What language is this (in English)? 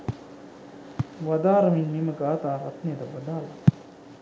Sinhala